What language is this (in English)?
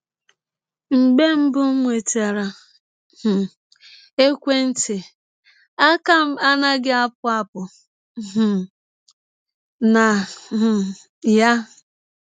Igbo